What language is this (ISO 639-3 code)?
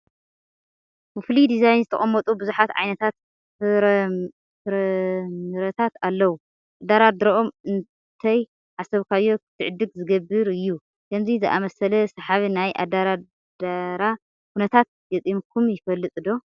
tir